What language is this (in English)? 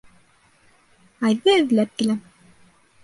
Bashkir